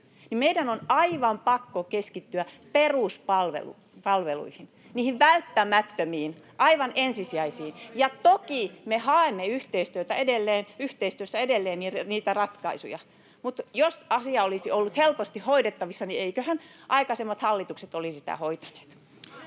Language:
Finnish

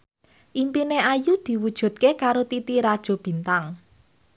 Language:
Javanese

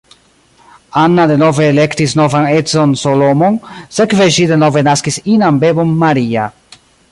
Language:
Esperanto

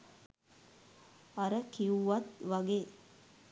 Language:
Sinhala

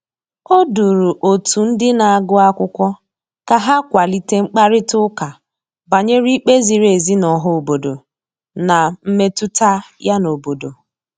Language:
Igbo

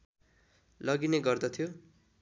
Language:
Nepali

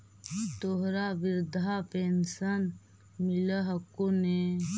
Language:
Magahi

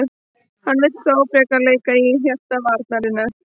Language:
Icelandic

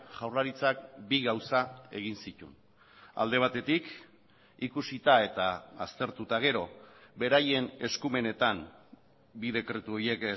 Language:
Basque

